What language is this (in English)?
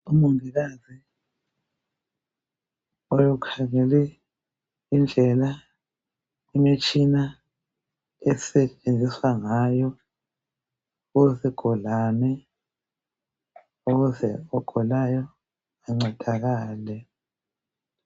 North Ndebele